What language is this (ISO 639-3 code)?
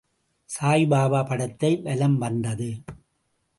tam